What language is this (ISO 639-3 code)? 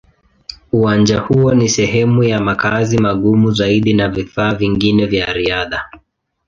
swa